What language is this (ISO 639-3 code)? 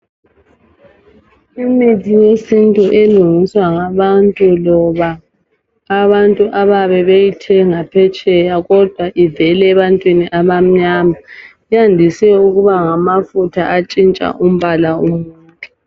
nde